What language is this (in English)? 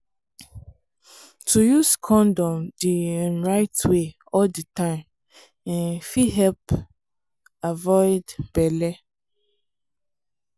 Nigerian Pidgin